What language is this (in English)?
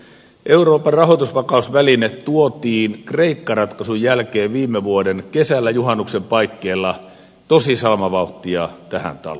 Finnish